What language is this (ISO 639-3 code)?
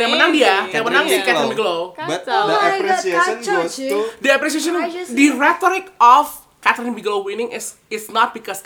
ind